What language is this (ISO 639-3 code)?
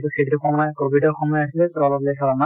asm